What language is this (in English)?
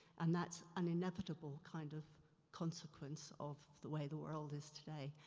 English